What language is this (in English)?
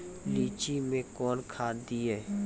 Maithili